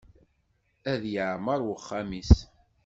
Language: Kabyle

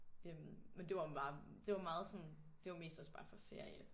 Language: Danish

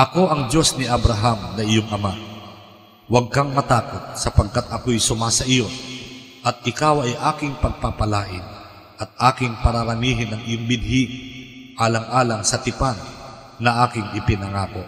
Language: Filipino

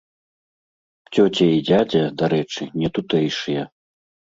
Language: Belarusian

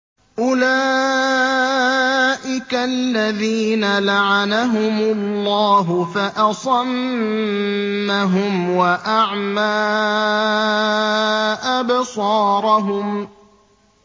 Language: Arabic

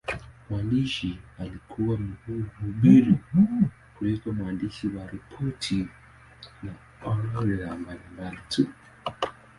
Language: Swahili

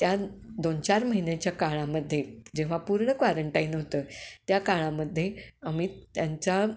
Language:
Marathi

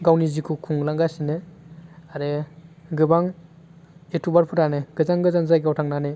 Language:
Bodo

